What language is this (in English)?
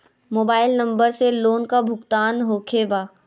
Magahi